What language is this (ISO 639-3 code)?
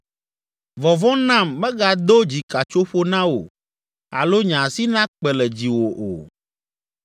ewe